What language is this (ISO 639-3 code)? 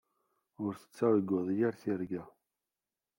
kab